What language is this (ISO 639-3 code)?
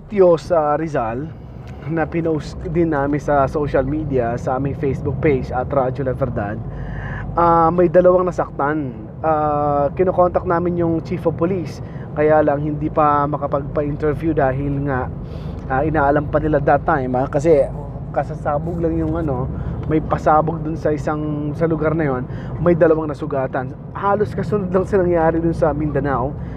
fil